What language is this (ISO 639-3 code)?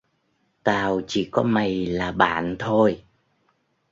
vie